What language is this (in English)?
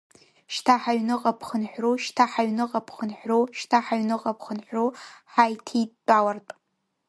Abkhazian